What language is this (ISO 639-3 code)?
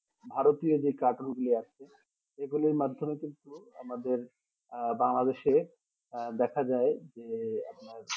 ben